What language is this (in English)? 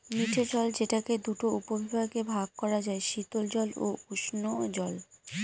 Bangla